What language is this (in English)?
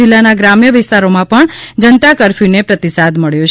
Gujarati